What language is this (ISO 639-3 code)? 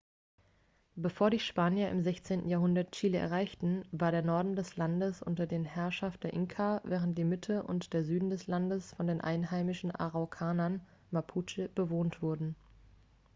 deu